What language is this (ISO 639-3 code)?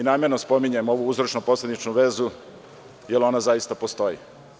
srp